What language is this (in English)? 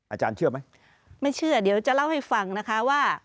Thai